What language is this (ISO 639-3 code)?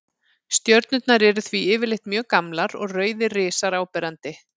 isl